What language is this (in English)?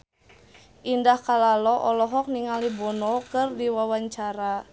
Sundanese